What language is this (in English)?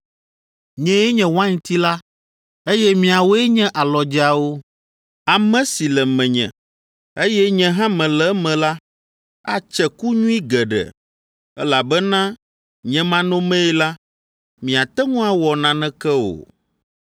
Ewe